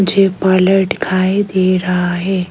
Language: Hindi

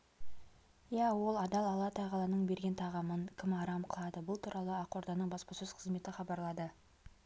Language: Kazakh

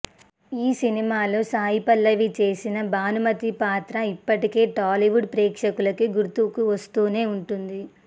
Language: Telugu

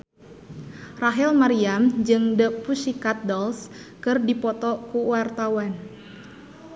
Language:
Sundanese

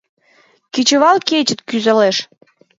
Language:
Mari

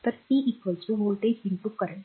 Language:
Marathi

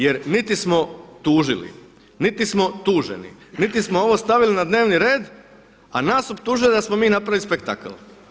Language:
Croatian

